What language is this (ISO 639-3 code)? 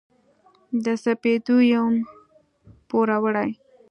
pus